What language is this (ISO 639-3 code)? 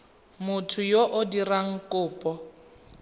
tsn